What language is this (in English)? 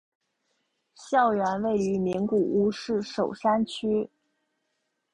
Chinese